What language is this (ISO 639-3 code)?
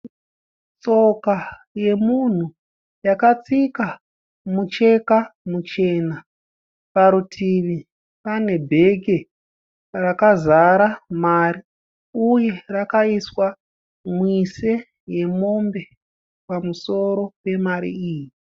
sna